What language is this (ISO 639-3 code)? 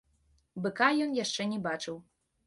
bel